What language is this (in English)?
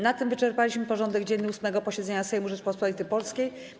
Polish